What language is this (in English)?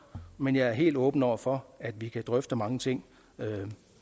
Danish